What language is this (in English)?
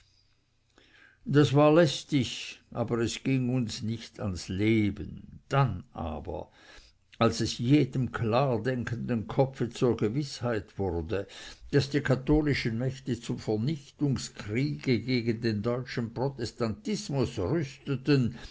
German